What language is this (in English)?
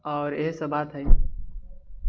Maithili